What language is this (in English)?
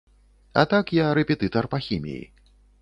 Belarusian